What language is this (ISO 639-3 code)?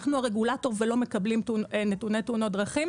heb